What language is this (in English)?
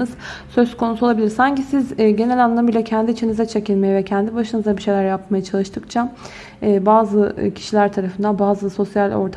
Turkish